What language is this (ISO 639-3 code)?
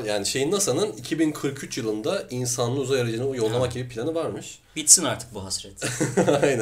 tur